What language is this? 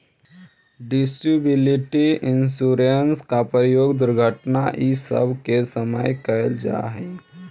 Magahi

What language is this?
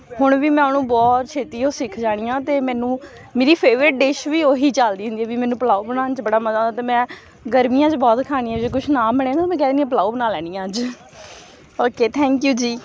Punjabi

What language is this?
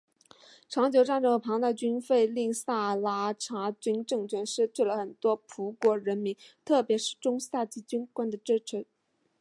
Chinese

